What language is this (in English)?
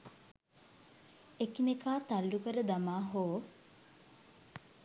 Sinhala